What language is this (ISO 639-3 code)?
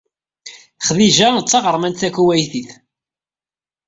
kab